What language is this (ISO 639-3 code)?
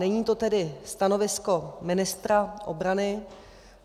ces